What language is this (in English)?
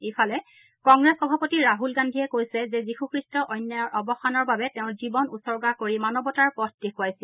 Assamese